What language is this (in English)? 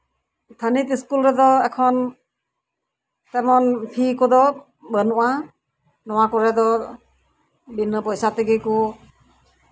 Santali